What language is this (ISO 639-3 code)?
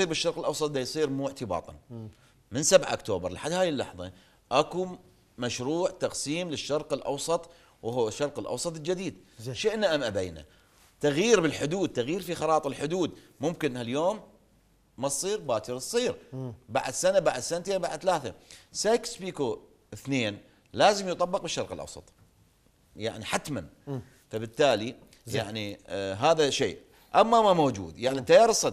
ara